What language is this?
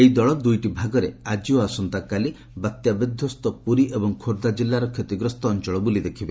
Odia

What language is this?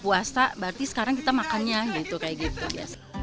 Indonesian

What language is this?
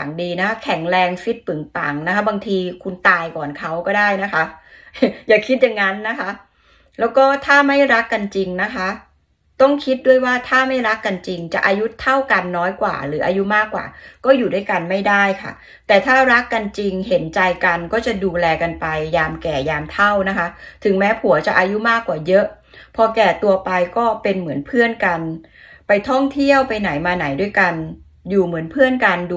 Thai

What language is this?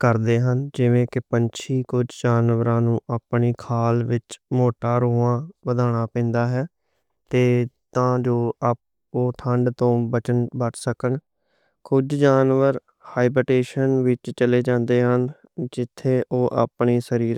Western Panjabi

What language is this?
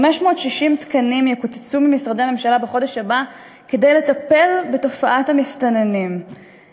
Hebrew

